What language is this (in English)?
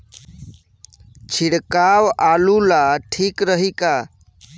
Bhojpuri